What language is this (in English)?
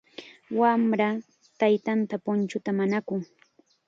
Chiquián Ancash Quechua